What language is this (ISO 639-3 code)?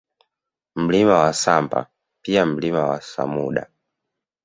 swa